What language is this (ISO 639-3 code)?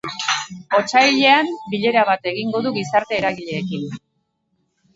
eus